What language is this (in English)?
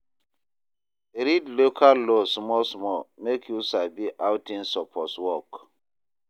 Nigerian Pidgin